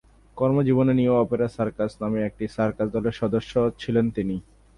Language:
Bangla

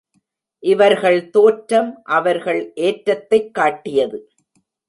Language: Tamil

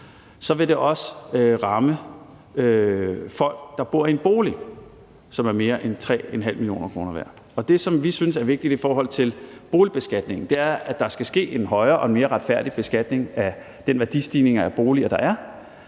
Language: Danish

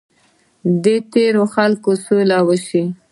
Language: Pashto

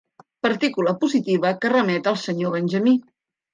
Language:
Catalan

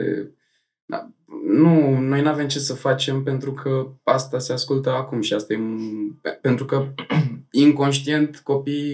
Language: Romanian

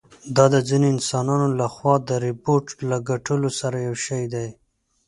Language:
Pashto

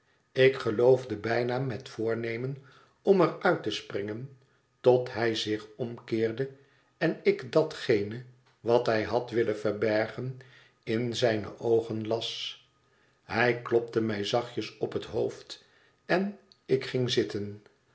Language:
Dutch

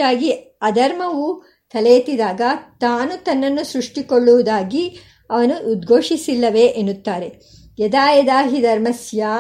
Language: Kannada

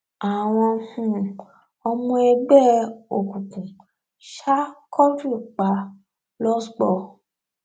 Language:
Yoruba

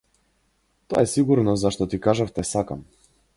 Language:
Macedonian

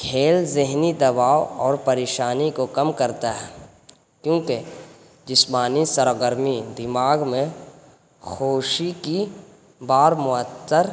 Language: Urdu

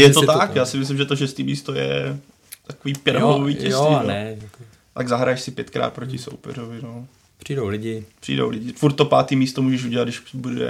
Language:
Czech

